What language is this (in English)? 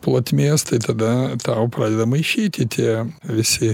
Lithuanian